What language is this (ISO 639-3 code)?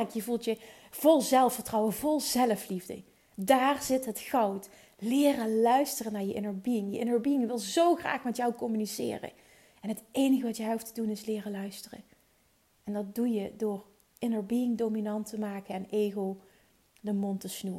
nld